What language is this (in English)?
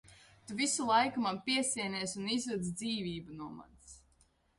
Latvian